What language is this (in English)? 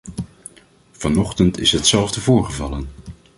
Dutch